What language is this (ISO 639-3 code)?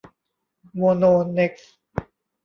tha